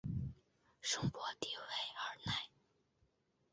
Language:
Chinese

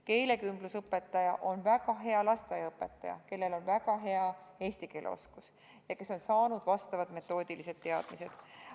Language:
Estonian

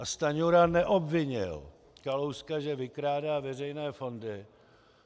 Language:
Czech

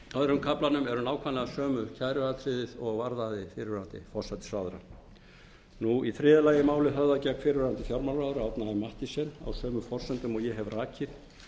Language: Icelandic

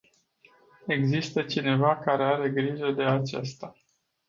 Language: Romanian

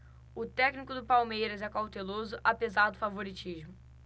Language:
Portuguese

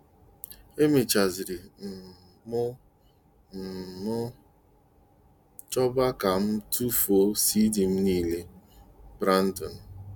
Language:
Igbo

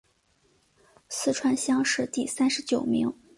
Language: Chinese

